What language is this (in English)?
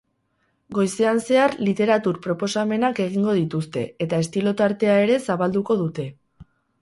Basque